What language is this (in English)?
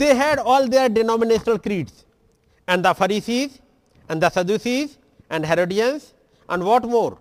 Hindi